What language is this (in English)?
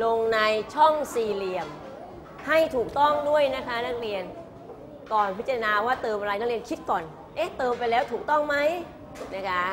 Thai